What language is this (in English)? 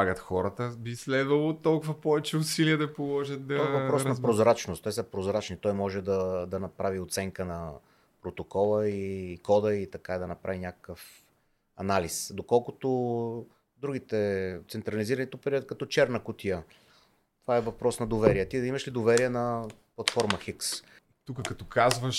Bulgarian